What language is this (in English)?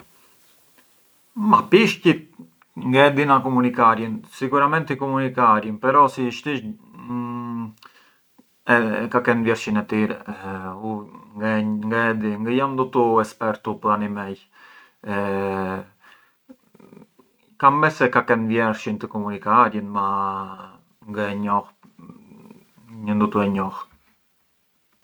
Arbëreshë Albanian